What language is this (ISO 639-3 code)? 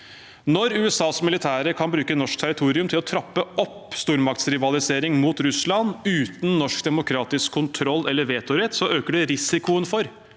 nor